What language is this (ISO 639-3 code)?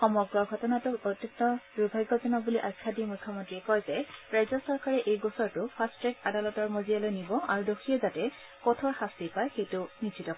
asm